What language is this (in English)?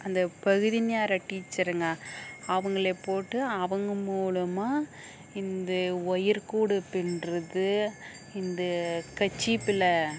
Tamil